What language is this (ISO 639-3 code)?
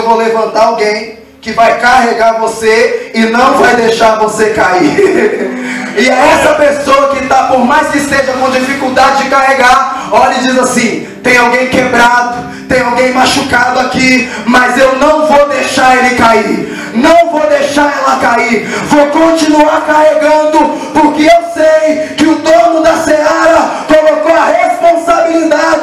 por